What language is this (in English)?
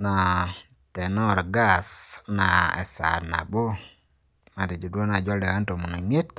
Masai